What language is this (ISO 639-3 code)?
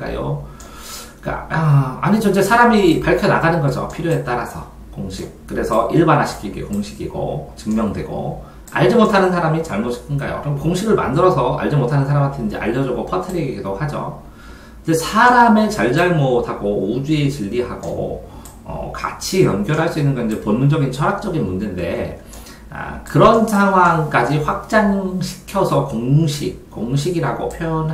kor